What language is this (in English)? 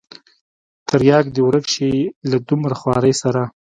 Pashto